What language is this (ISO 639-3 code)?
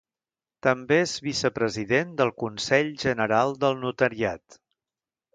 cat